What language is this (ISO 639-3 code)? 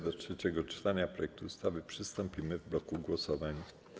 pol